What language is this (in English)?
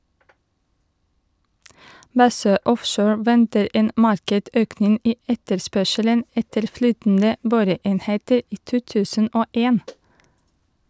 Norwegian